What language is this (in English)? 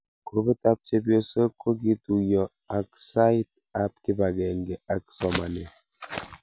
Kalenjin